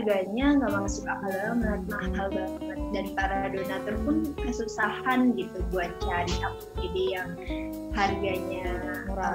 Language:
Indonesian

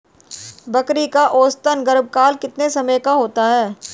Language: Hindi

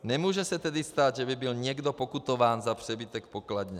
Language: Czech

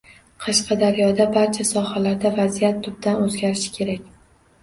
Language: Uzbek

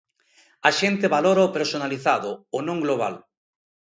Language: Galician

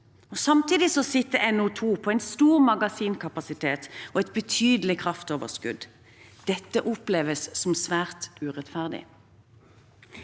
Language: Norwegian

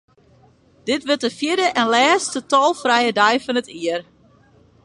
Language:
Western Frisian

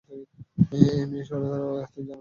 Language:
Bangla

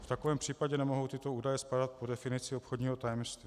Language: Czech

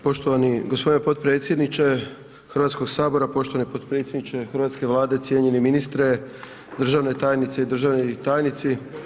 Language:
Croatian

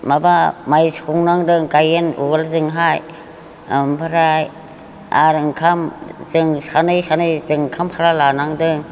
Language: Bodo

